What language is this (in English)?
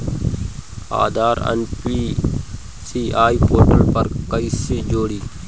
Bhojpuri